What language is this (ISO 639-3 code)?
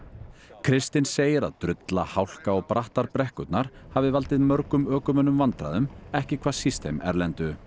isl